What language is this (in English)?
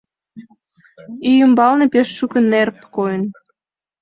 Mari